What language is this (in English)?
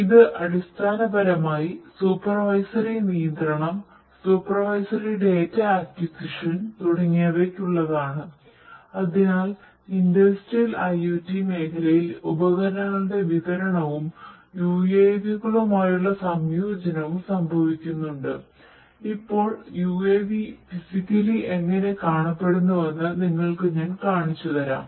Malayalam